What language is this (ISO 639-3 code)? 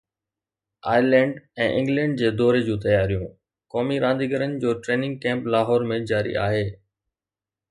snd